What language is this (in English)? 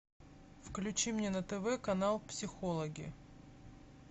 Russian